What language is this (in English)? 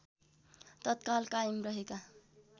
Nepali